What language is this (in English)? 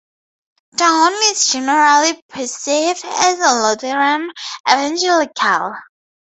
English